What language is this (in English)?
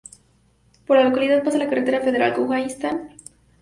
Spanish